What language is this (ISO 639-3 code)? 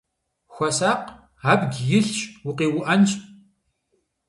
kbd